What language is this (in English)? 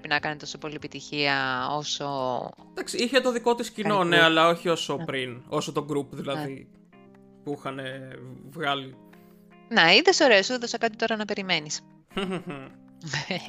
Greek